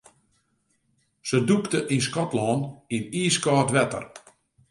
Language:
Western Frisian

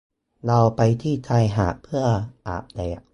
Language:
Thai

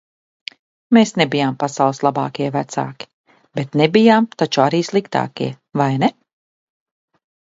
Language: Latvian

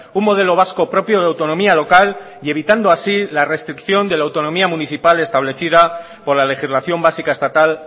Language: Spanish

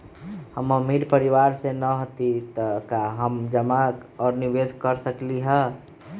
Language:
Magahi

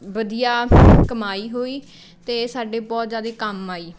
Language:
Punjabi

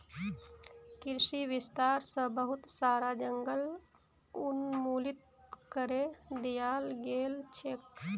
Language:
Magahi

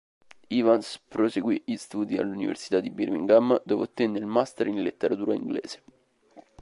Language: Italian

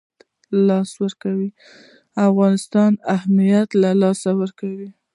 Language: Pashto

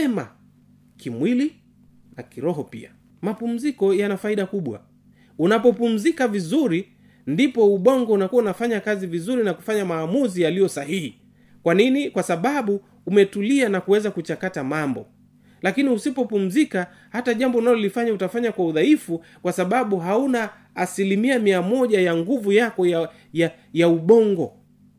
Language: Swahili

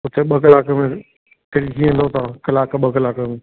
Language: Sindhi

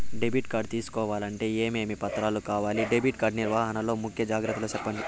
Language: Telugu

